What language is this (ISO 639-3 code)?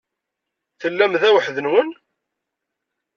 kab